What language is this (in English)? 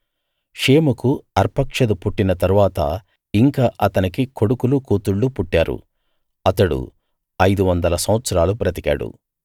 Telugu